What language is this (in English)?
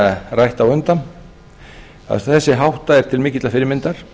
Icelandic